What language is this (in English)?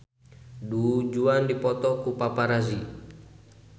Sundanese